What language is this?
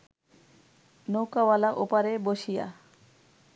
Bangla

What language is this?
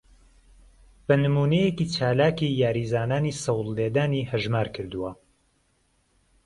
Central Kurdish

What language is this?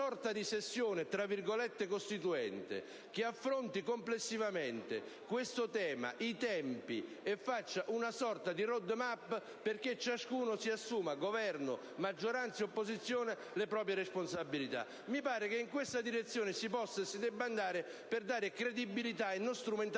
Italian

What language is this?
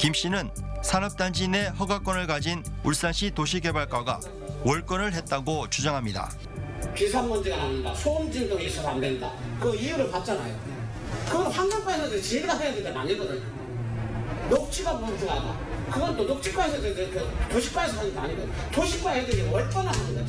Korean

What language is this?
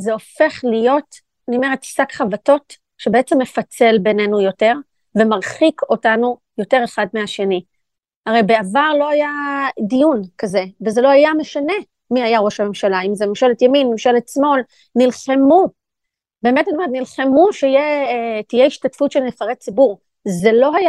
Hebrew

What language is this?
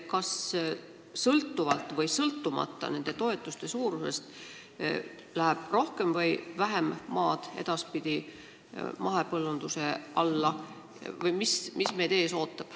Estonian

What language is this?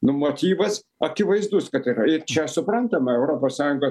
Lithuanian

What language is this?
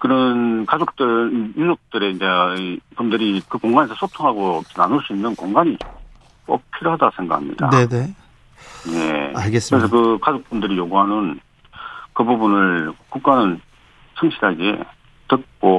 Korean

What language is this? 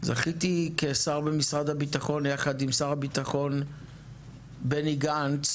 Hebrew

